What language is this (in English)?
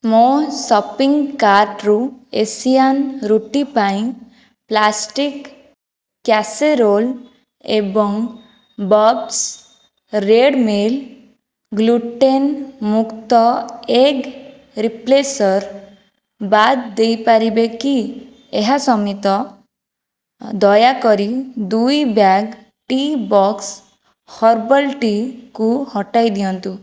Odia